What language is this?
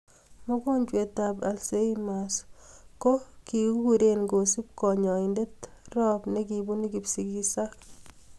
Kalenjin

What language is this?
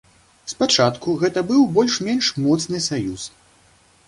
Belarusian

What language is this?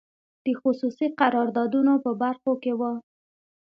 Pashto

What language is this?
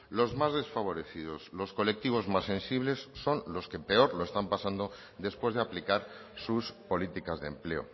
Spanish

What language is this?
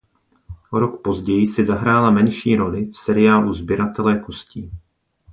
Czech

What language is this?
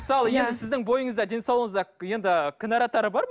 Kazakh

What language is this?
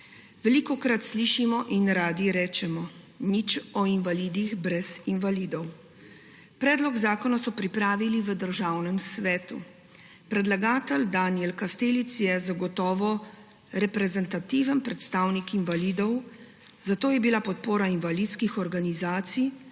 Slovenian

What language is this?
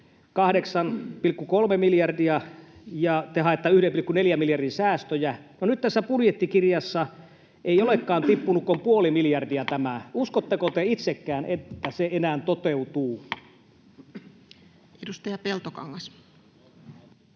Finnish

